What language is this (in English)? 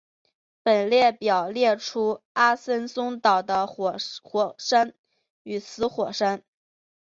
Chinese